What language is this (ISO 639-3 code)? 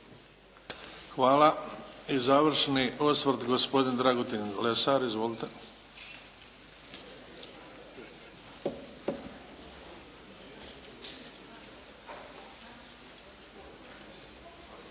hrv